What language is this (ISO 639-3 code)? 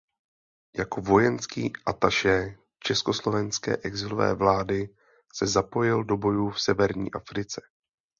ces